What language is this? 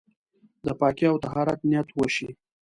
Pashto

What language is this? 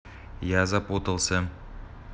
Russian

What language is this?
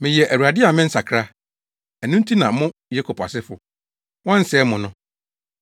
Akan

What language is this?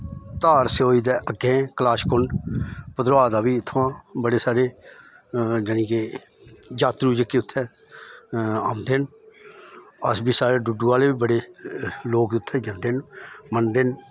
Dogri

